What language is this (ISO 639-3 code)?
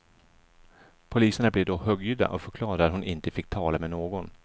swe